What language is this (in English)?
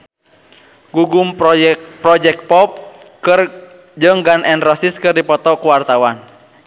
Sundanese